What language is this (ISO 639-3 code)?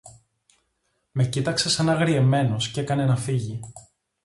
ell